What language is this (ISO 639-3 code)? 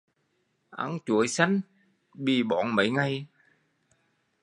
vie